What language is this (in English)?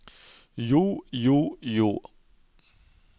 Norwegian